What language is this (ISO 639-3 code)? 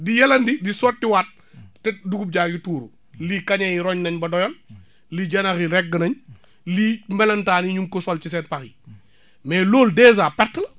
wol